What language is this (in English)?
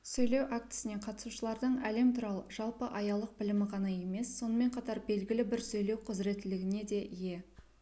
Kazakh